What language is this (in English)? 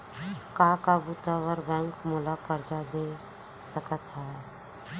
Chhattisgarhi